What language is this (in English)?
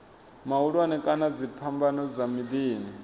Venda